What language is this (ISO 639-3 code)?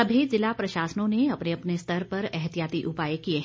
hin